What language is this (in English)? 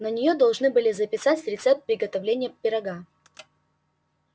Russian